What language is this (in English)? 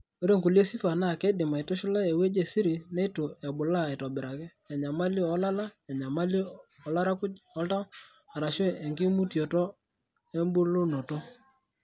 Masai